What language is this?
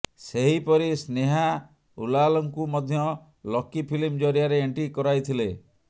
Odia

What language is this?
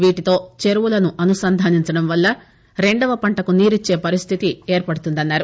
Telugu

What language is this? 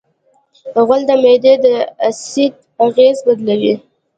Pashto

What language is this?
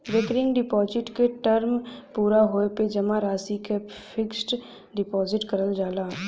Bhojpuri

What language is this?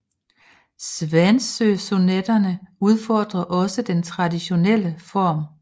Danish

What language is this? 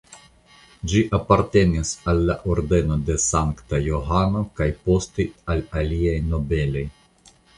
Esperanto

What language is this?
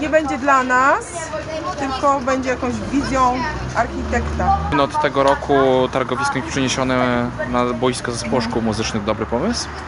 Polish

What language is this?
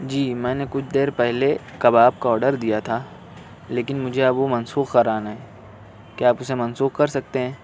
Urdu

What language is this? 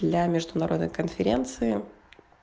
Russian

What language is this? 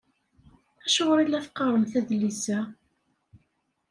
Kabyle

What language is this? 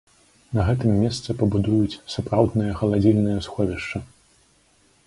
Belarusian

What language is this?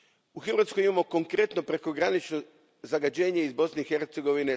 Croatian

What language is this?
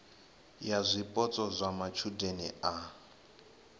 Venda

